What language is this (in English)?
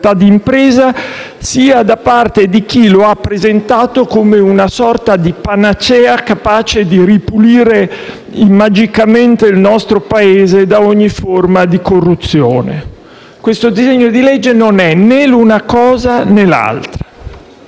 Italian